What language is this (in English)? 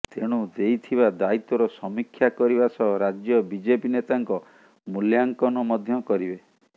Odia